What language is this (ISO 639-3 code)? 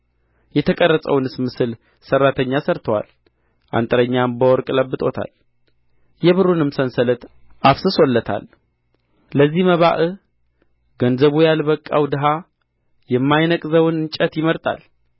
amh